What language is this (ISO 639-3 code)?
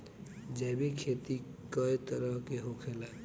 bho